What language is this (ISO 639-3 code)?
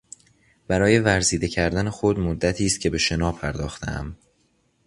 fas